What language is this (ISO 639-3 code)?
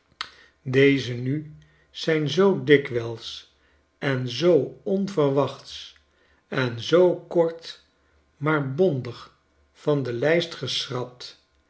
nld